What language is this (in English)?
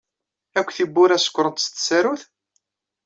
Kabyle